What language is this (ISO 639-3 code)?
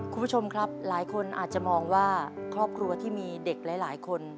tha